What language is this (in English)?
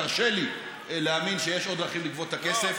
Hebrew